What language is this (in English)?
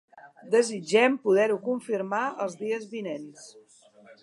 Catalan